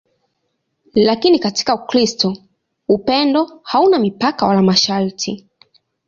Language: Swahili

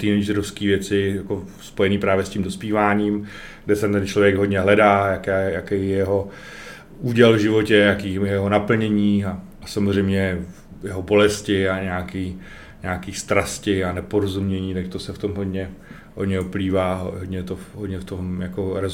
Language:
Czech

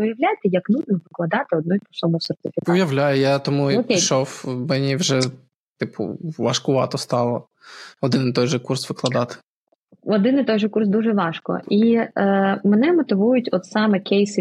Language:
Ukrainian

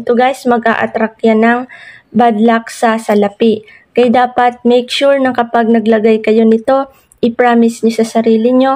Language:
Filipino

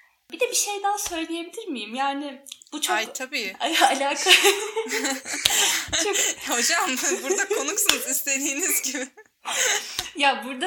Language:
Turkish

